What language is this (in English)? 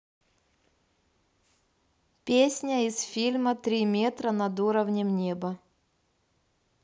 Russian